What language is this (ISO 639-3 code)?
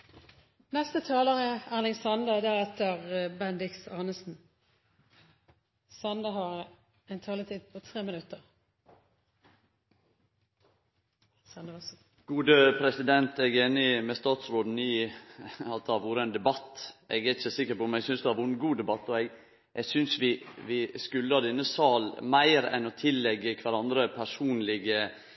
nno